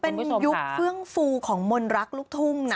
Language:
Thai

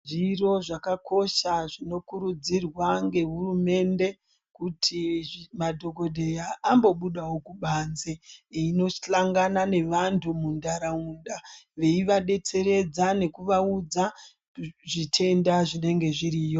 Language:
Ndau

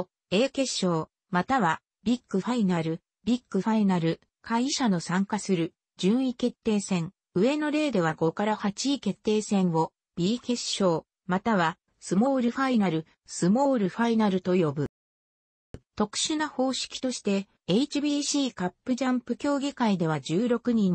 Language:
Japanese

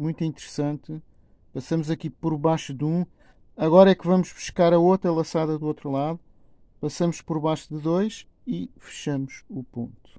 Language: Portuguese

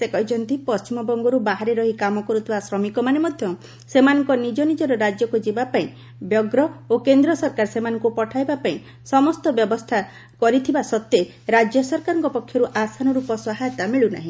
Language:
Odia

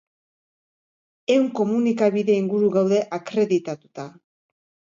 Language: Basque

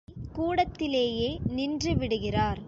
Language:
Tamil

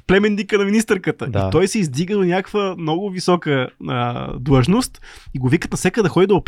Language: Bulgarian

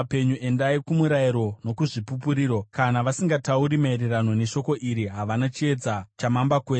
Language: Shona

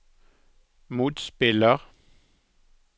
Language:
Norwegian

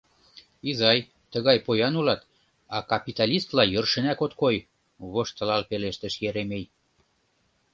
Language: Mari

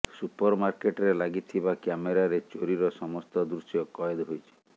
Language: Odia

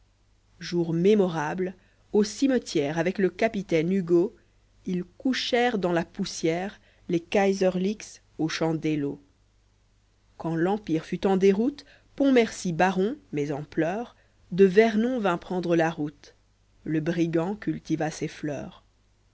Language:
French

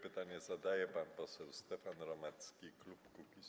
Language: Polish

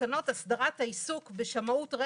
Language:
Hebrew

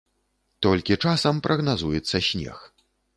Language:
Belarusian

